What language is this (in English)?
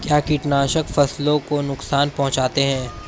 Hindi